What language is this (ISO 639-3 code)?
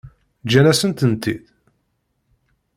kab